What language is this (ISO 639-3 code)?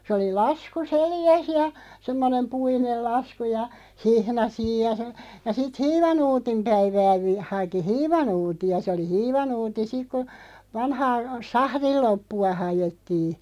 fin